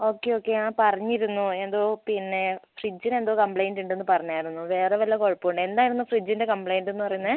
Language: Malayalam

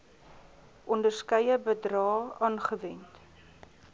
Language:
Afrikaans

